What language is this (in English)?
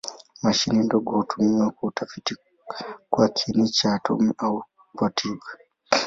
Swahili